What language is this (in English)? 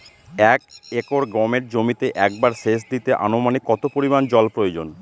Bangla